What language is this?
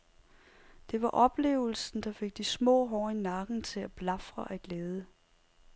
Danish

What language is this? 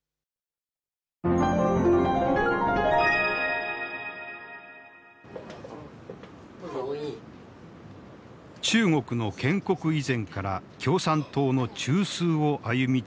Japanese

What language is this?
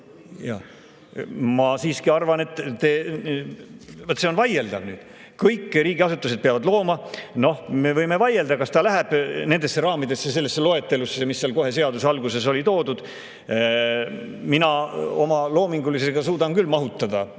Estonian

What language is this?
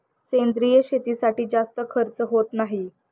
Marathi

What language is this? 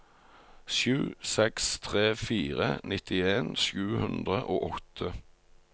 Norwegian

